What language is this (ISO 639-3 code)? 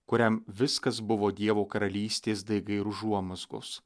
lit